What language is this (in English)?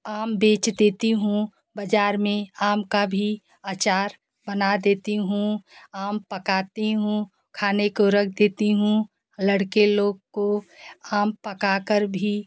Hindi